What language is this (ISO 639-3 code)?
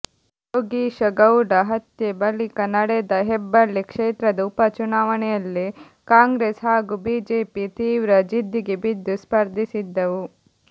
kan